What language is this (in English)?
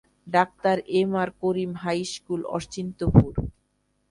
Bangla